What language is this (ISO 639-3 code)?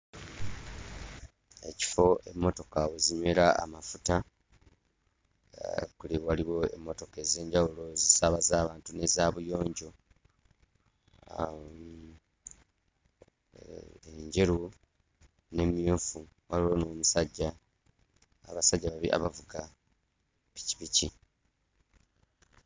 lug